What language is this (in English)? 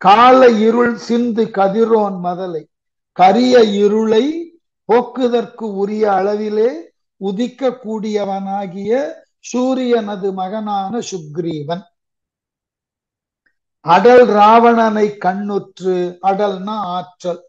Tamil